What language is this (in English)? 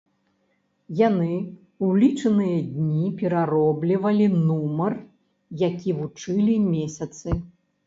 Belarusian